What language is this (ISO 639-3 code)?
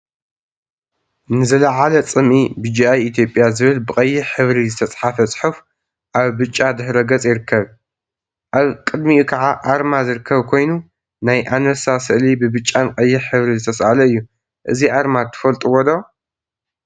tir